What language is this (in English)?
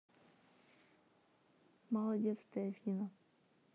Russian